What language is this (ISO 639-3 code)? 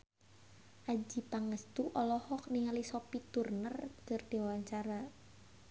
sun